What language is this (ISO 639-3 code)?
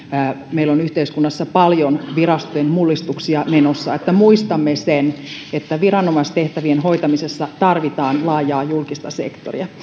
fin